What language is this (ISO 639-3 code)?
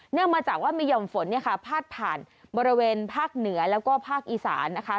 tha